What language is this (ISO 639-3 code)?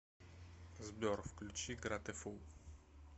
rus